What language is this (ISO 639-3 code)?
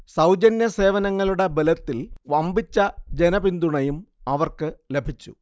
mal